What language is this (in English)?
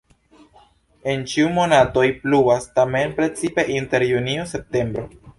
Esperanto